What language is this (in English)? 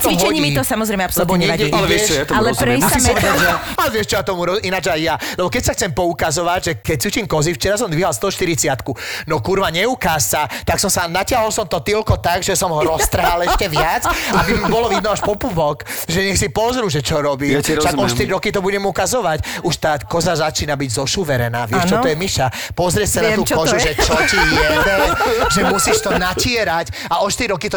Slovak